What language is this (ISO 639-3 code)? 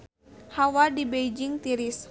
sun